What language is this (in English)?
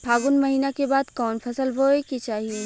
Bhojpuri